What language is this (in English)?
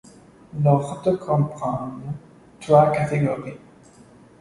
French